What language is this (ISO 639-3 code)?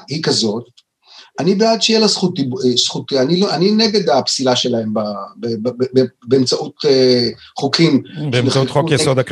heb